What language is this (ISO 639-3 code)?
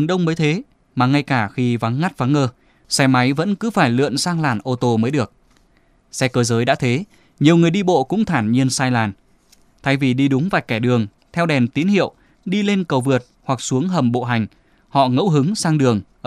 vie